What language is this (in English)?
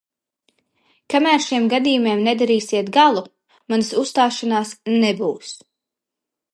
Latvian